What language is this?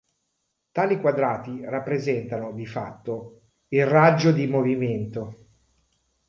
Italian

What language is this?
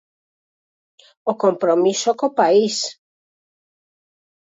Galician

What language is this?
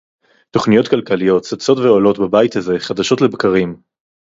Hebrew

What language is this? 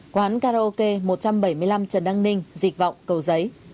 Vietnamese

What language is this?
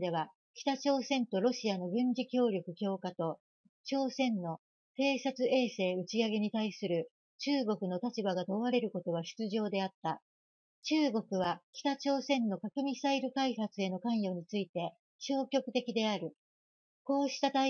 Japanese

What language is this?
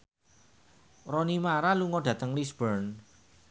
Javanese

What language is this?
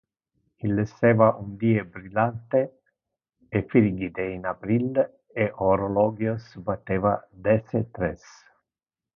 Interlingua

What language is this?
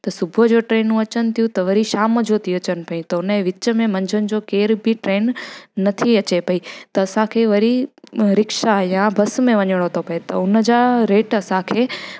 Sindhi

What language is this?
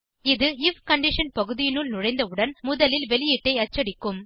Tamil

